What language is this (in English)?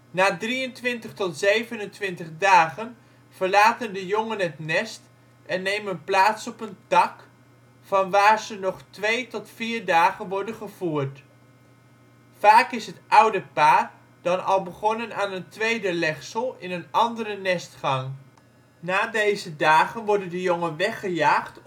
Dutch